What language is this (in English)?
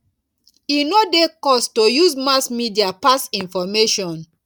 Nigerian Pidgin